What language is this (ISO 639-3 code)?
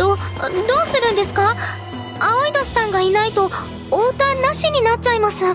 jpn